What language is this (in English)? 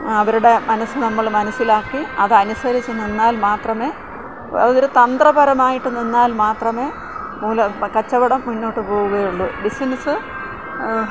Malayalam